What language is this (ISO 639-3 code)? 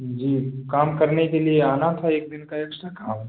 hin